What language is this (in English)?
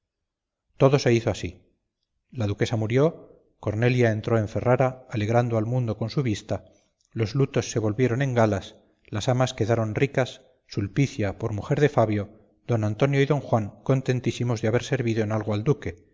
Spanish